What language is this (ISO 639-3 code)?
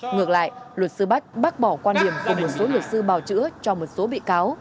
vie